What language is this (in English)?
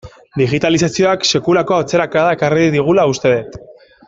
Basque